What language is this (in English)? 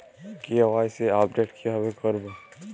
Bangla